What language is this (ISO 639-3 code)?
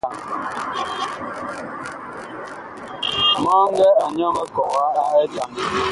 bkh